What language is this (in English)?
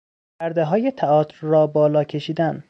Persian